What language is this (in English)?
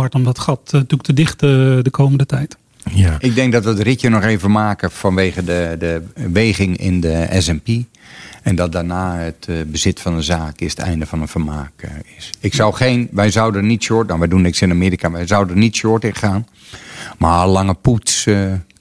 Dutch